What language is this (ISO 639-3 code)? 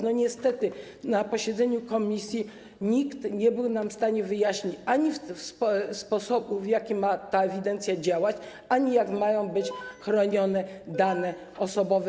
pol